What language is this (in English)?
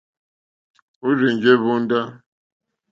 Mokpwe